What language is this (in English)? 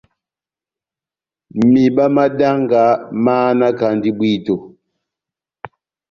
Batanga